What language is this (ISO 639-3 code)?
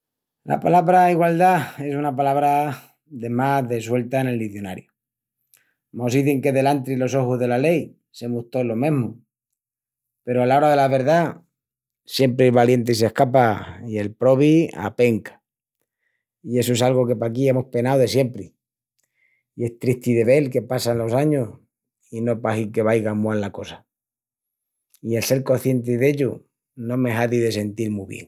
ext